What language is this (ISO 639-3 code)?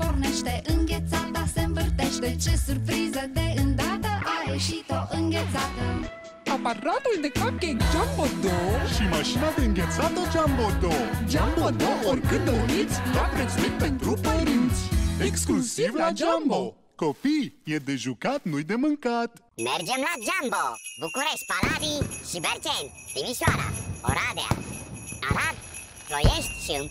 ron